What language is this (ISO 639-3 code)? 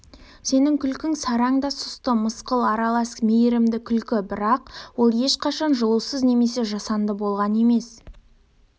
kaz